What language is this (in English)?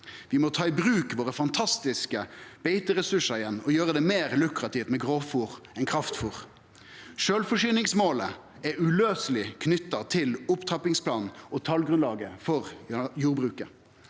Norwegian